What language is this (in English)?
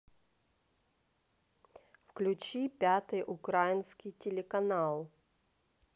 Russian